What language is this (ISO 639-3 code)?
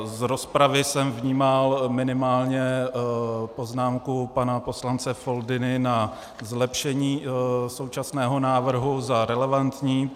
ces